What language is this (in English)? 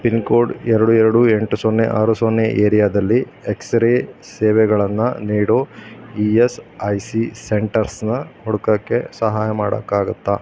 Kannada